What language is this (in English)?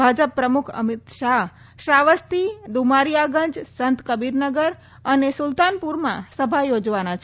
Gujarati